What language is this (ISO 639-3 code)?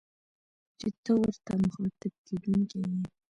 pus